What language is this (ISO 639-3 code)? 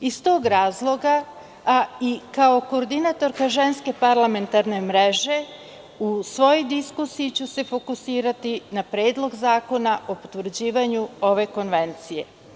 srp